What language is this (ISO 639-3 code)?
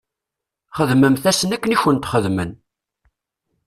kab